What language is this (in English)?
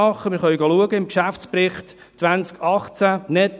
Swiss German